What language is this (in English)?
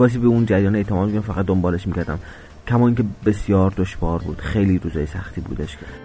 Persian